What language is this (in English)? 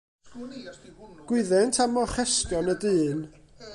Welsh